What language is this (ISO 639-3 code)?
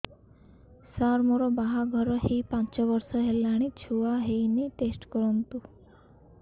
ori